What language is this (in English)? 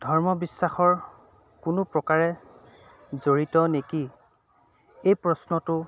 Assamese